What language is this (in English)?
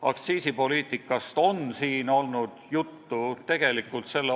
Estonian